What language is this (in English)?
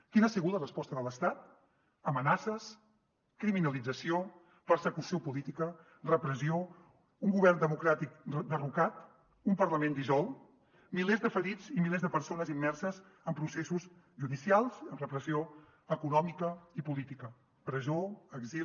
Catalan